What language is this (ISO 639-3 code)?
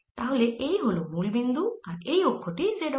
ben